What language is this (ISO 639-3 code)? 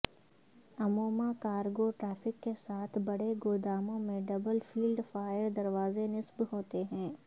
urd